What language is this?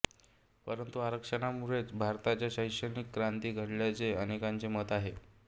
Marathi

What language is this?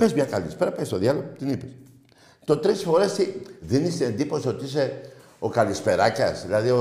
Greek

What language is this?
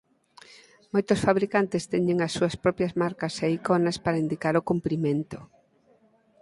Galician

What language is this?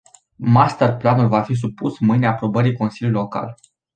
Romanian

